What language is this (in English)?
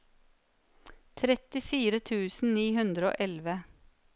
Norwegian